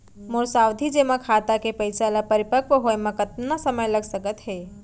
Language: Chhattisgarhi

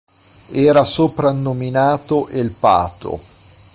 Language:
Italian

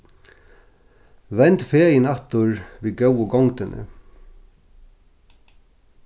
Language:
Faroese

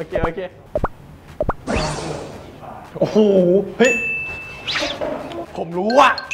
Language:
Thai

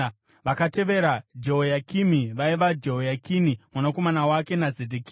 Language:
Shona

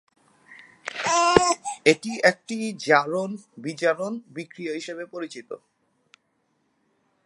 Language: Bangla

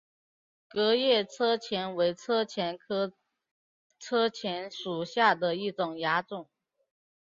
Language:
Chinese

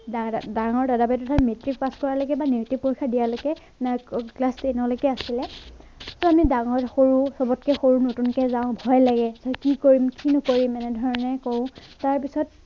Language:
Assamese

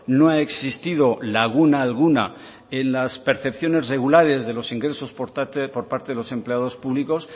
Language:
Spanish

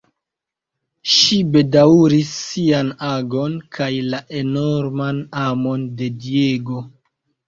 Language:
Esperanto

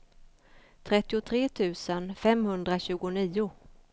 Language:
Swedish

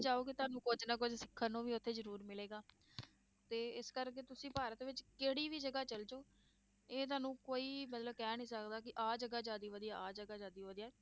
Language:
Punjabi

